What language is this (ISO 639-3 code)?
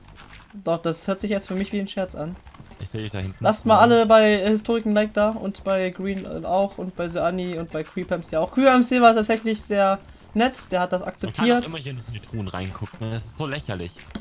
deu